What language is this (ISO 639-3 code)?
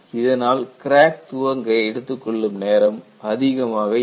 tam